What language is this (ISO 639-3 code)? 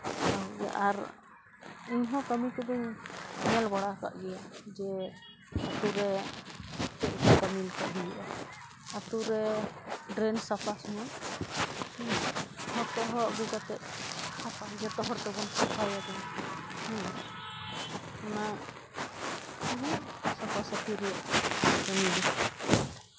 sat